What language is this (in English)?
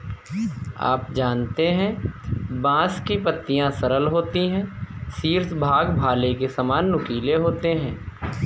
Hindi